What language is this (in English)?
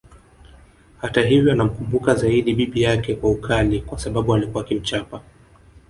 Swahili